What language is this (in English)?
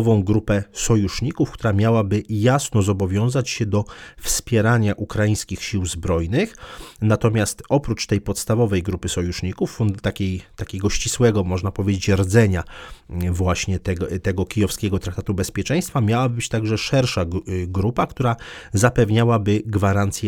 Polish